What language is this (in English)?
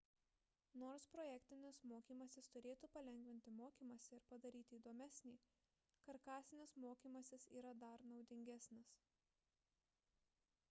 Lithuanian